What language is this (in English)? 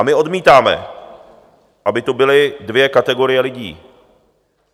Czech